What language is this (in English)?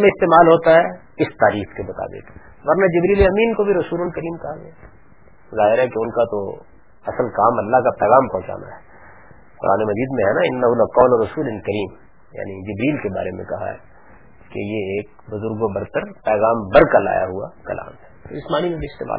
Urdu